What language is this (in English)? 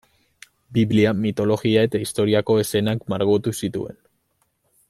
Basque